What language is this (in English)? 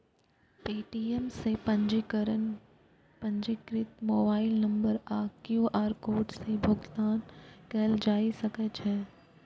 Maithili